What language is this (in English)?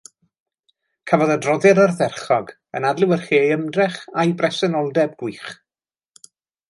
Welsh